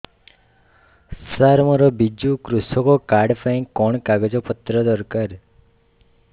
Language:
Odia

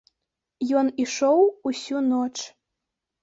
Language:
Belarusian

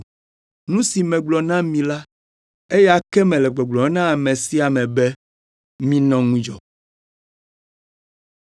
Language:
Ewe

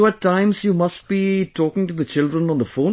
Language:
English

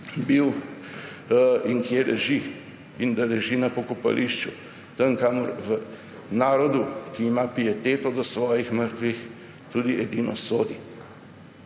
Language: Slovenian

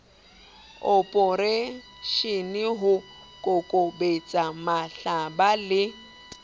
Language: Southern Sotho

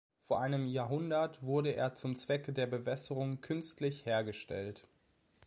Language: German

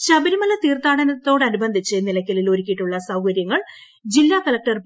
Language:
Malayalam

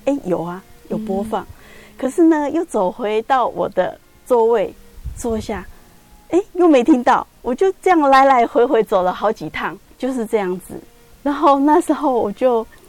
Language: Chinese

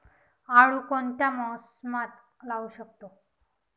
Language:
Marathi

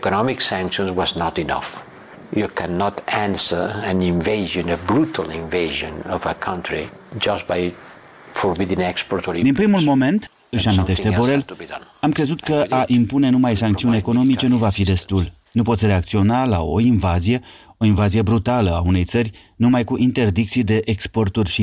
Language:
Romanian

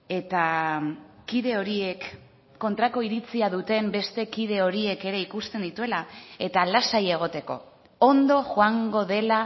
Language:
Basque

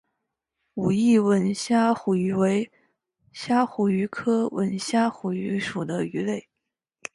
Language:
Chinese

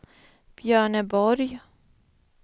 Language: Swedish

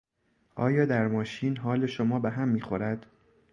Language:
Persian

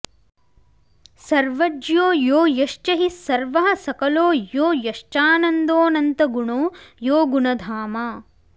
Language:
Sanskrit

